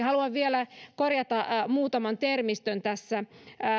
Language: Finnish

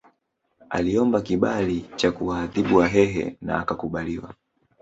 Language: Swahili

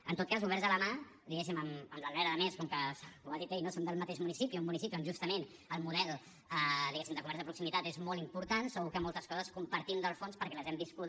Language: Catalan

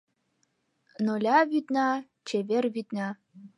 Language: Mari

